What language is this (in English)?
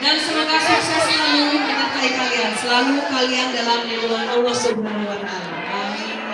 Indonesian